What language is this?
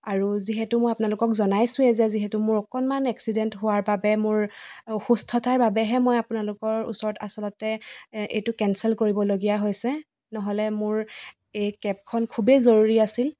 Assamese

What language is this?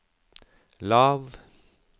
Norwegian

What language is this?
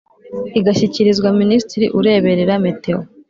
Kinyarwanda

